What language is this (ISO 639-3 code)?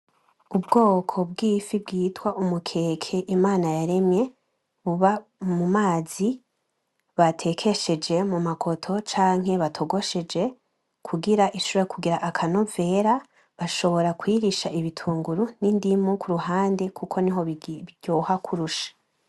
run